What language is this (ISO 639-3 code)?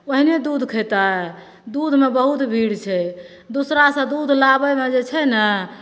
mai